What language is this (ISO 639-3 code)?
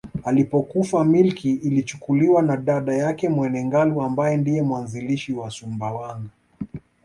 swa